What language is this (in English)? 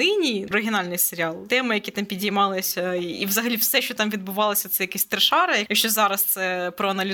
Ukrainian